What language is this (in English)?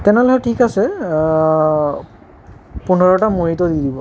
Assamese